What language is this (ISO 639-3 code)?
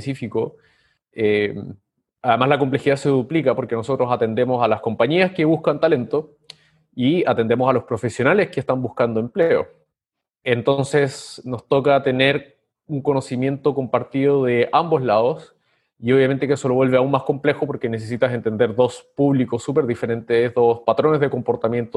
spa